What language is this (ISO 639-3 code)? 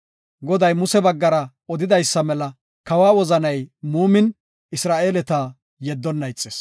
gof